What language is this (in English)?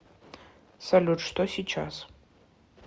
Russian